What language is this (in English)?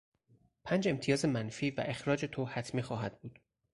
Persian